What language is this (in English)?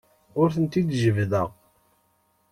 Kabyle